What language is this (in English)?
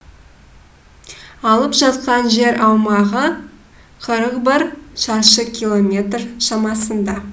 Kazakh